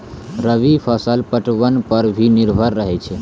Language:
Maithili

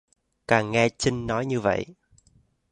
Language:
Vietnamese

